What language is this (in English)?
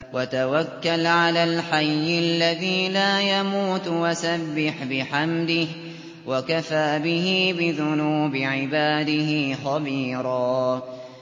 Arabic